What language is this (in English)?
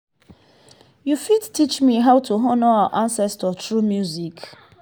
Nigerian Pidgin